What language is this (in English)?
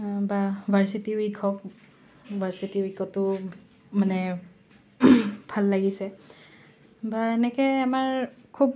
Assamese